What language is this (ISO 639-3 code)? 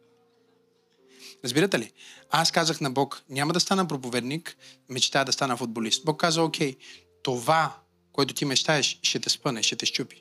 bul